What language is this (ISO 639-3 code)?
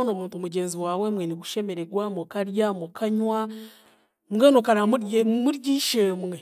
cgg